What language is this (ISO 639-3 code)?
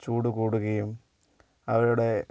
mal